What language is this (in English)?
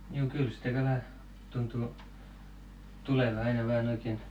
Finnish